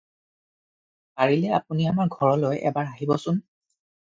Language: Assamese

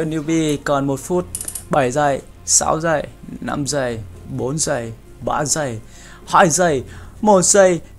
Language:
Vietnamese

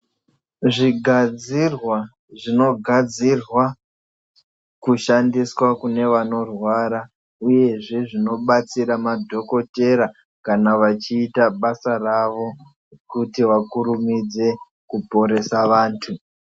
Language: Ndau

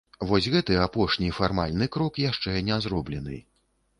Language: Belarusian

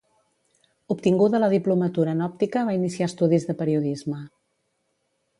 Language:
Catalan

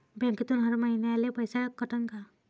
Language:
Marathi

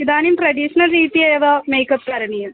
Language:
Sanskrit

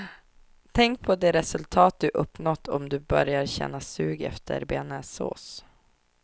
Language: Swedish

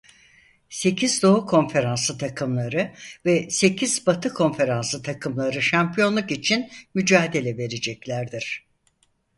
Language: Turkish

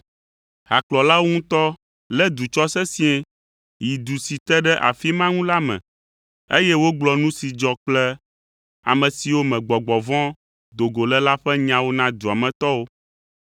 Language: Ewe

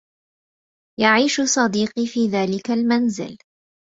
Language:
Arabic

